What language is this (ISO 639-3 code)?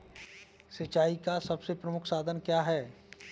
hin